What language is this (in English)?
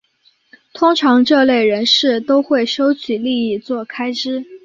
Chinese